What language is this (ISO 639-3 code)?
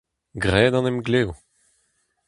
bre